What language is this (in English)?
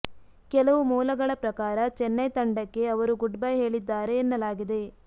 Kannada